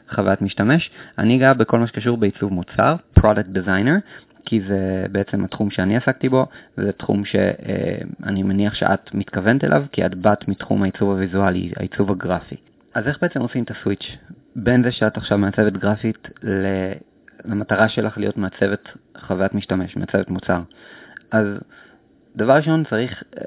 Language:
Hebrew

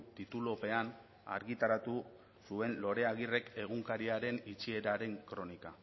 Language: Basque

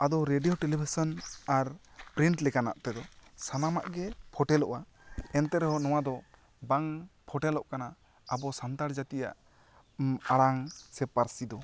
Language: Santali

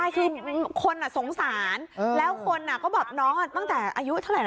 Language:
Thai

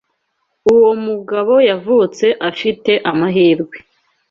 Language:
Kinyarwanda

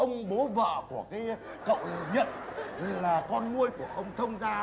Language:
Vietnamese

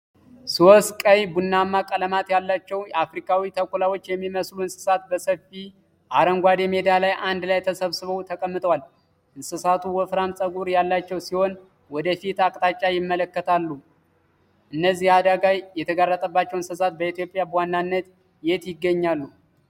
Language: Amharic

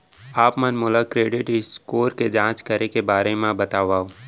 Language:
Chhattisgarhi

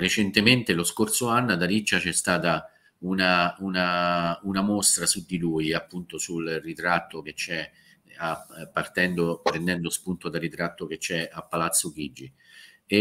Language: Italian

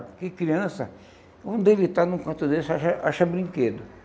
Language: Portuguese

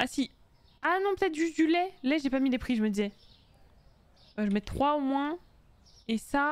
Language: French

